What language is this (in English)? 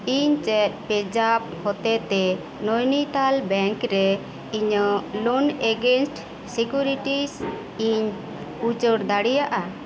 Santali